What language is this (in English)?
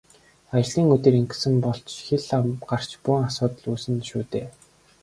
Mongolian